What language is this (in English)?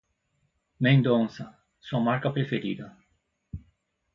Portuguese